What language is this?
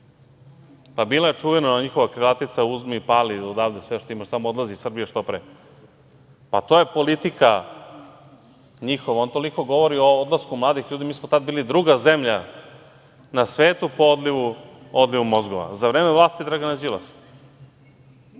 Serbian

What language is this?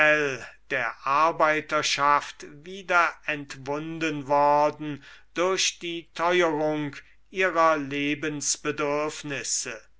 German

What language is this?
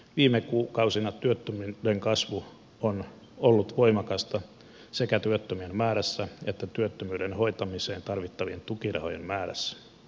Finnish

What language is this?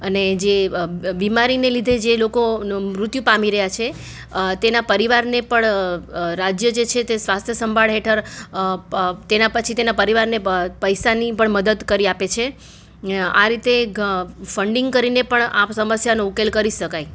Gujarati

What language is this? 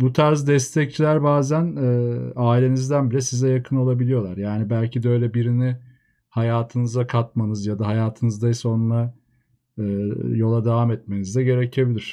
Turkish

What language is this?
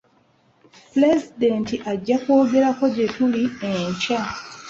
Ganda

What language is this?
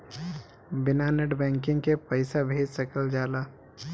Bhojpuri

